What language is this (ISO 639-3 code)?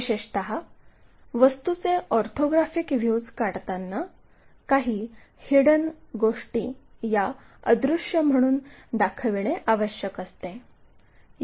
mar